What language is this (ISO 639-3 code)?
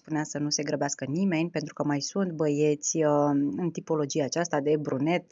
ron